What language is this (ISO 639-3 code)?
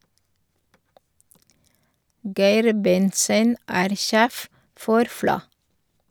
nor